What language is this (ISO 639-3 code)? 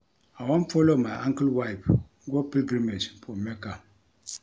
pcm